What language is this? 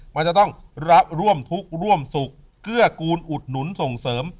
Thai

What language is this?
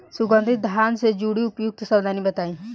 Bhojpuri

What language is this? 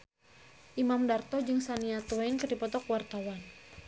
Sundanese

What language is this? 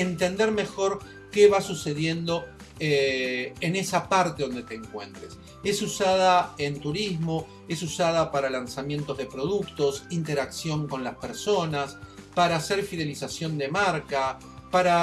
Spanish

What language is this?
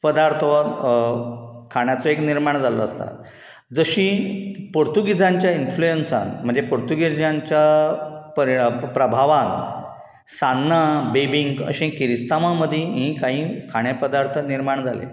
Konkani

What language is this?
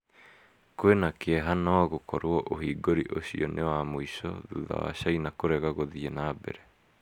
Kikuyu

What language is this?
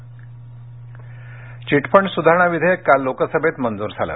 Marathi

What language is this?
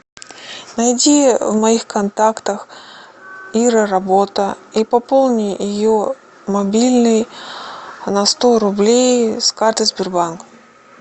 Russian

